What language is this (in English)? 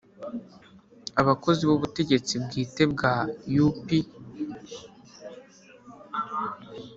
Kinyarwanda